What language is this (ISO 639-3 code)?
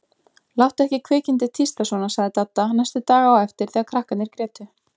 isl